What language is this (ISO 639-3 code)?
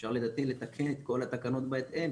heb